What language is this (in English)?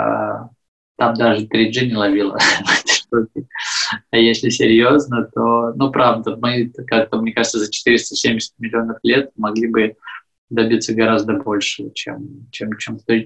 Russian